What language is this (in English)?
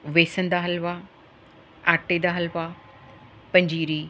Punjabi